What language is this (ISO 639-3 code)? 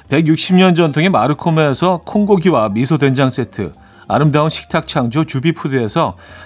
kor